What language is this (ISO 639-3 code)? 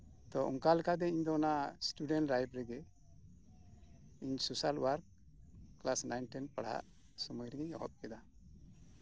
sat